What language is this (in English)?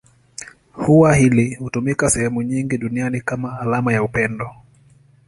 Swahili